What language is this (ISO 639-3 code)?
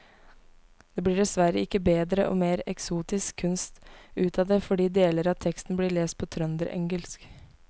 nor